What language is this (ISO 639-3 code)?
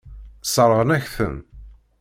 kab